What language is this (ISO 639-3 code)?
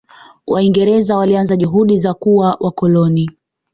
swa